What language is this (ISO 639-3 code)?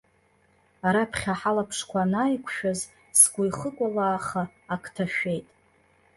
abk